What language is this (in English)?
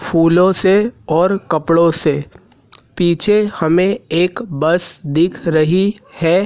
Hindi